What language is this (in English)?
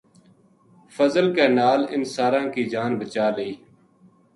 Gujari